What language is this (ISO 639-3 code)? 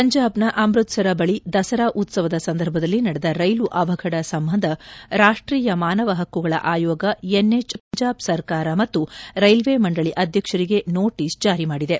kan